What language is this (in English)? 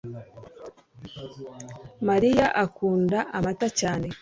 Kinyarwanda